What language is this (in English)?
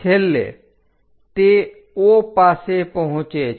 Gujarati